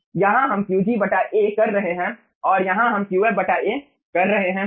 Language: Hindi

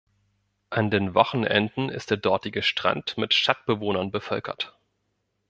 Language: German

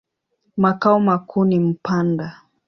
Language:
Swahili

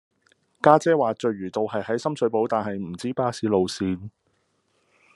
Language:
Cantonese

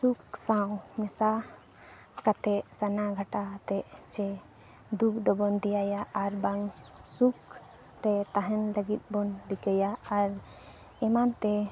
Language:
Santali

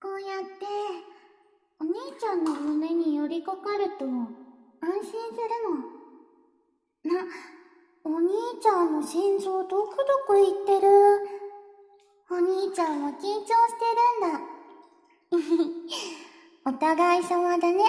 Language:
Japanese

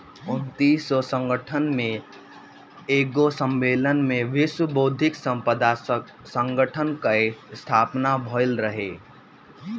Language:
Bhojpuri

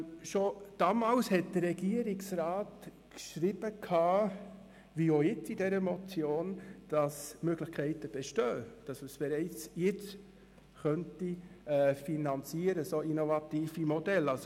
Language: Swiss German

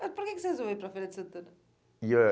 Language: Portuguese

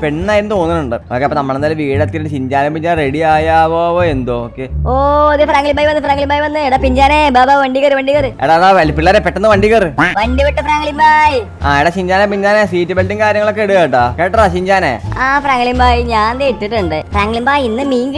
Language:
Thai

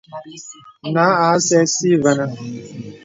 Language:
Bebele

